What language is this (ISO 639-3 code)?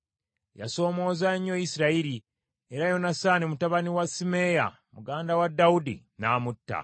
lug